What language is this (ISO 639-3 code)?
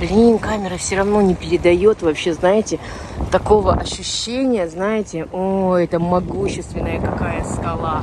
rus